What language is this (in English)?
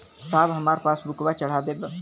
Bhojpuri